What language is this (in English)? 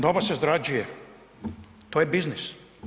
Croatian